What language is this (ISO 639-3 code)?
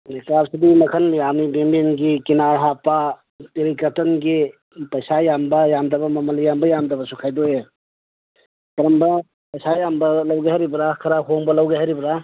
mni